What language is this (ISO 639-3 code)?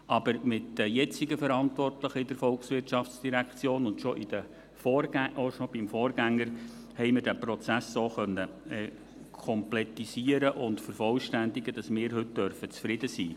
gsw